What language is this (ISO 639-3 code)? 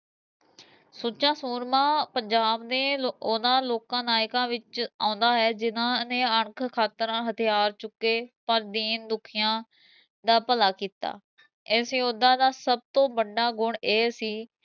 pan